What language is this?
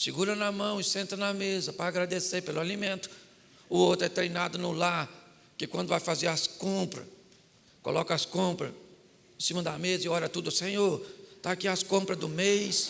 Portuguese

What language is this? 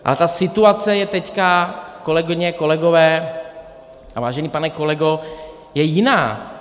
Czech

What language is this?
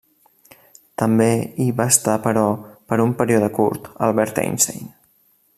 Catalan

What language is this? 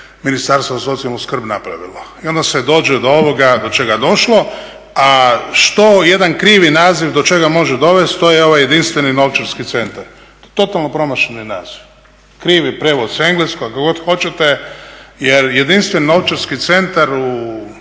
Croatian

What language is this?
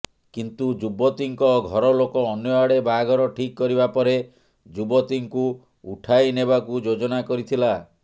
Odia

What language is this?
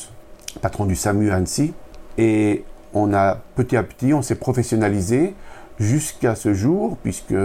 French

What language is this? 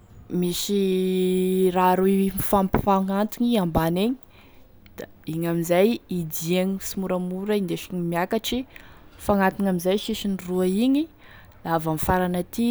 Tesaka Malagasy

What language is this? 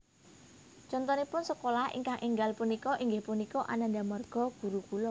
Javanese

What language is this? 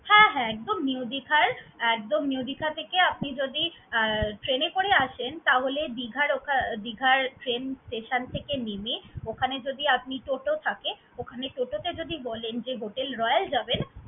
Bangla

